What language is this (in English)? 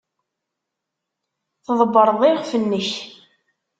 Kabyle